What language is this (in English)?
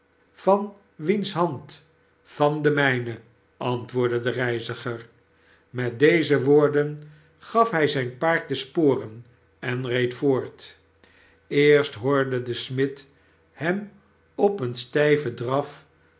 Dutch